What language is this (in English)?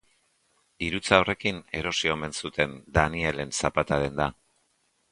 Basque